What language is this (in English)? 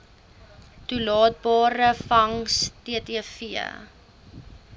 Afrikaans